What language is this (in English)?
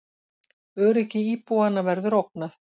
Icelandic